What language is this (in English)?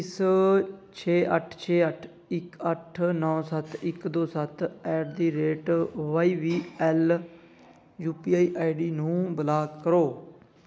Punjabi